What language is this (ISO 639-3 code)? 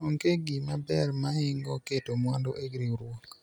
luo